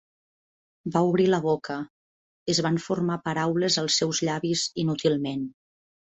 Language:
Catalan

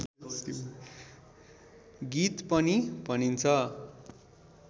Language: Nepali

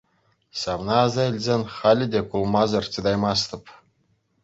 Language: Chuvash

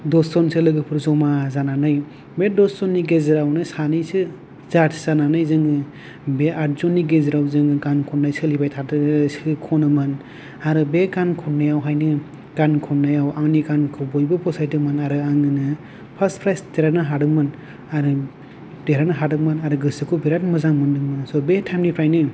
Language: Bodo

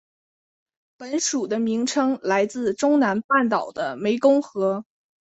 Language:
Chinese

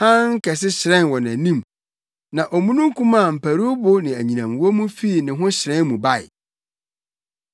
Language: Akan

